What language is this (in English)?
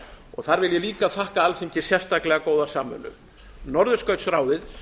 Icelandic